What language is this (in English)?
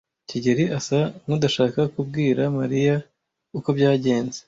Kinyarwanda